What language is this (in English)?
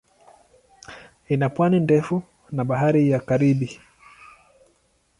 Swahili